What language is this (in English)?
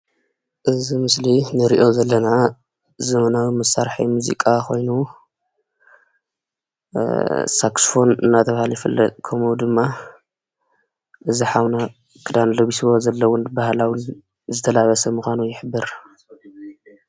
Tigrinya